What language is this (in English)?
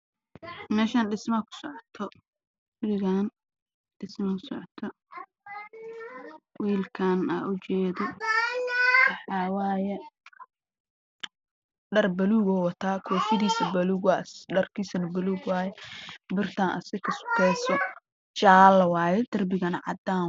Somali